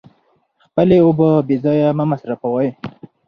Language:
Pashto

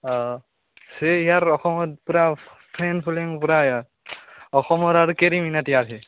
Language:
Assamese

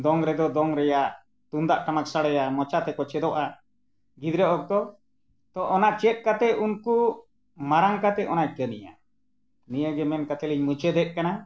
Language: Santali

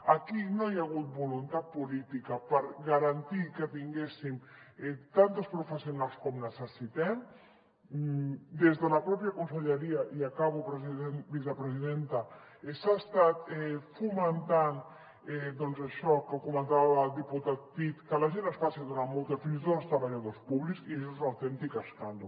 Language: Catalan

